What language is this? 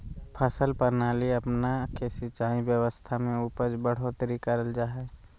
Magahi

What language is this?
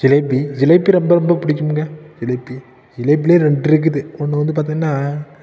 Tamil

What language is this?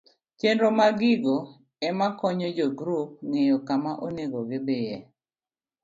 Luo (Kenya and Tanzania)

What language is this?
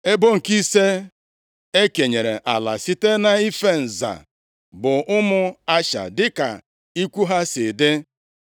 Igbo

